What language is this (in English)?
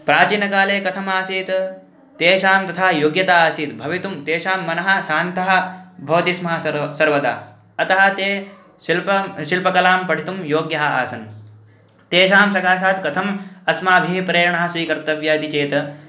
Sanskrit